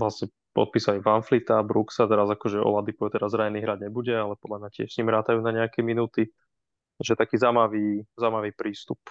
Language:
Slovak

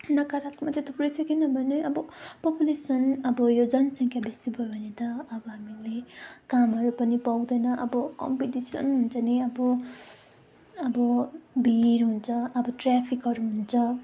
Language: Nepali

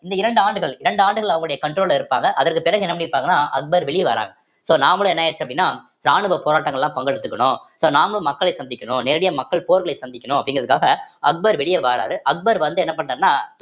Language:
Tamil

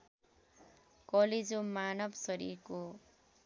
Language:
Nepali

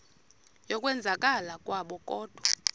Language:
Xhosa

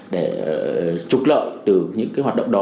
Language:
Vietnamese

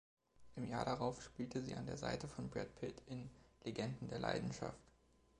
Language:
German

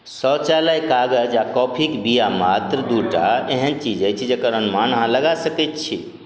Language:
Maithili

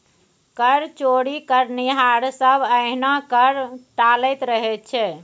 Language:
Maithili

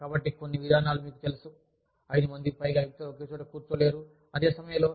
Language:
Telugu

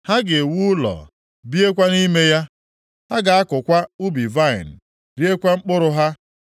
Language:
Igbo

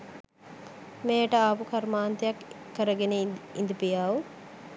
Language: Sinhala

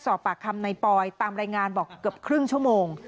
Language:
Thai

